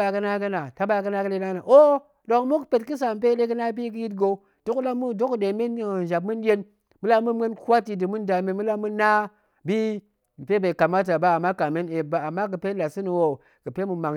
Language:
Goemai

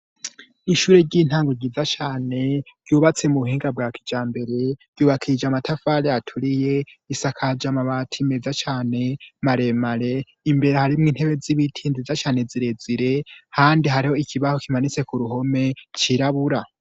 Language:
Rundi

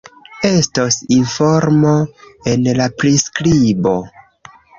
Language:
Esperanto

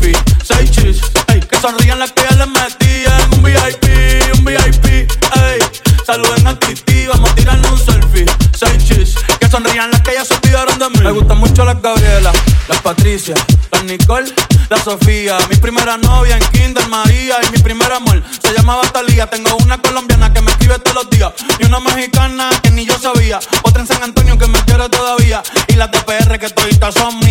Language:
Ukrainian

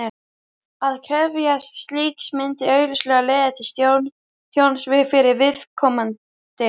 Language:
Icelandic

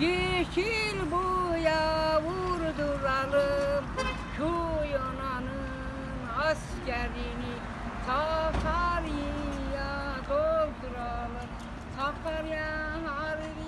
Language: Turkish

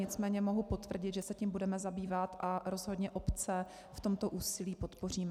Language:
Czech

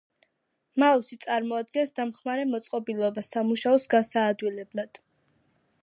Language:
Georgian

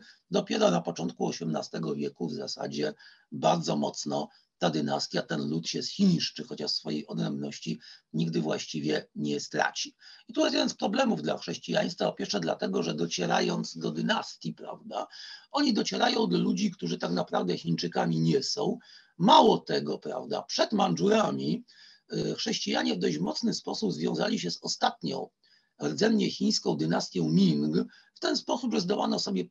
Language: Polish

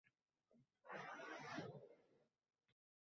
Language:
Uzbek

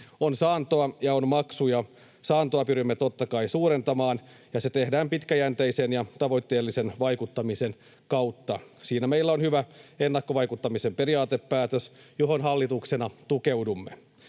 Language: Finnish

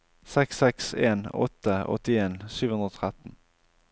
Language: Norwegian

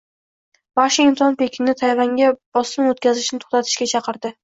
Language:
Uzbek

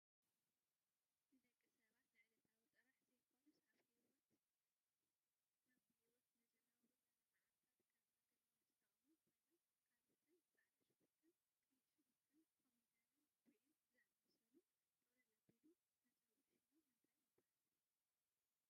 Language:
Tigrinya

